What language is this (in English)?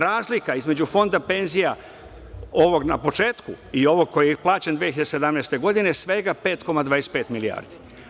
Serbian